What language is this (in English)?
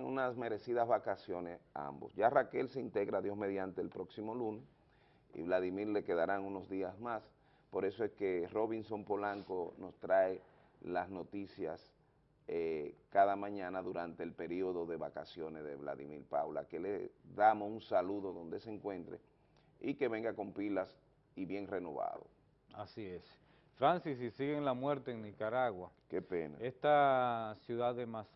Spanish